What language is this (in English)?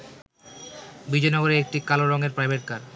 Bangla